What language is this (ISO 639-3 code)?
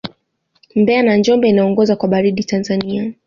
swa